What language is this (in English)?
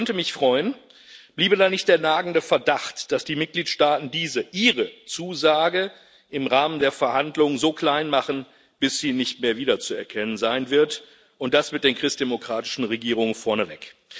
German